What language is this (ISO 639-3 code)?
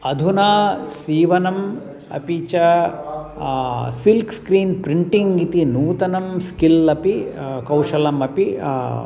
san